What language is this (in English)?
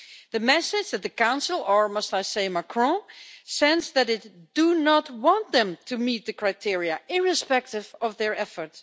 English